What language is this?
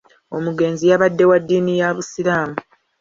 Ganda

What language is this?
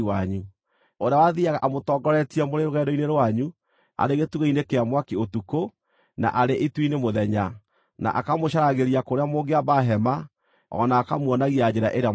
Kikuyu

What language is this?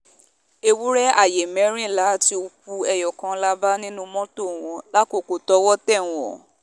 Yoruba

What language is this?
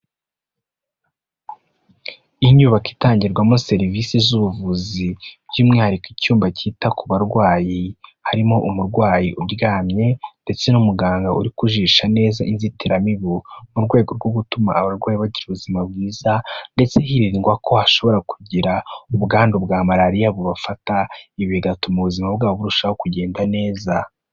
Kinyarwanda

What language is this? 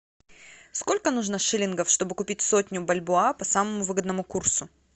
Russian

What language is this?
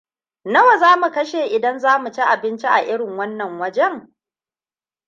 Hausa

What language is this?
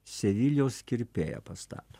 Lithuanian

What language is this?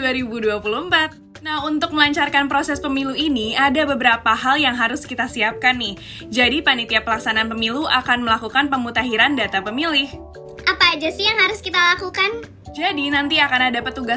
Indonesian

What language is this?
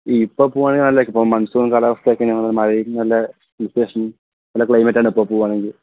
Malayalam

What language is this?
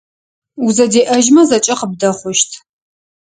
Adyghe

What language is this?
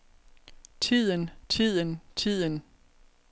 Danish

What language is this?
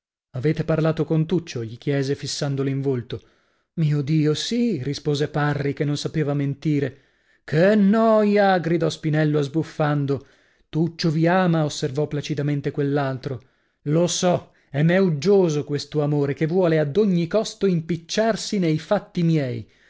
Italian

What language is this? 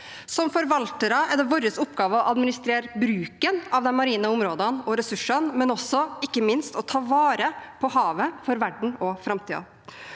Norwegian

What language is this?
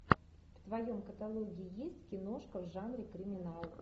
Russian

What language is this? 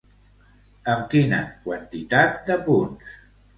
Catalan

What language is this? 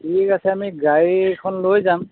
Assamese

